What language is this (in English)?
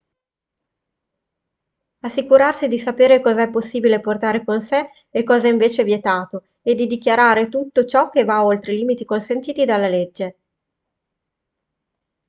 Italian